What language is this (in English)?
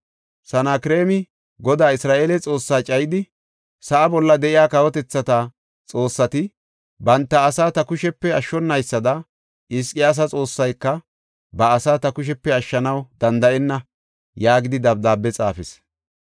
Gofa